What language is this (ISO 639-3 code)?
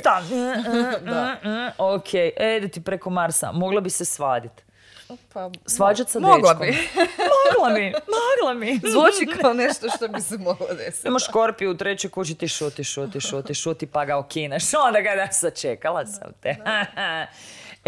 hrv